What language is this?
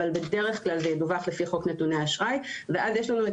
Hebrew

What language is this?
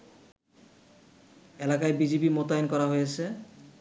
Bangla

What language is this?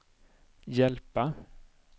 Swedish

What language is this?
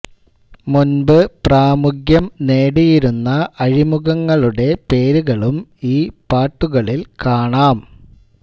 Malayalam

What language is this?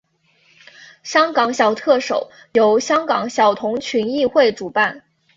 Chinese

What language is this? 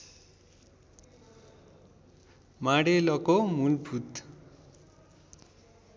Nepali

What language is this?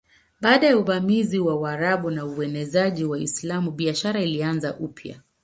Swahili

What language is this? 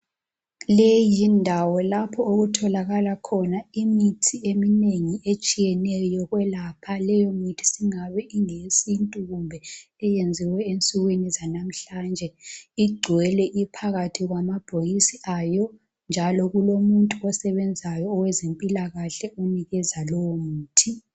North Ndebele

